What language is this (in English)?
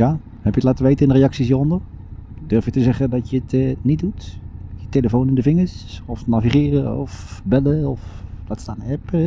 Dutch